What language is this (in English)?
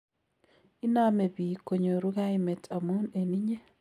Kalenjin